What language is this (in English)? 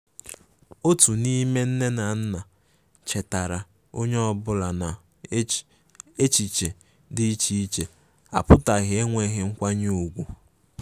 Igbo